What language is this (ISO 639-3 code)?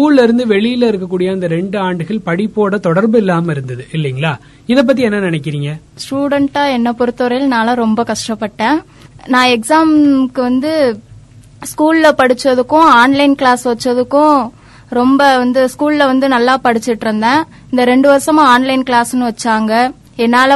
tam